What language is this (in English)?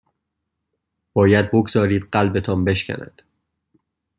Persian